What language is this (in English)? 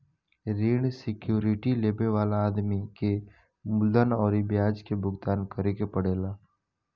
Bhojpuri